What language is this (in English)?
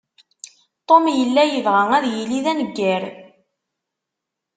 Kabyle